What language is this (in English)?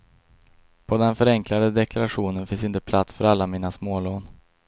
Swedish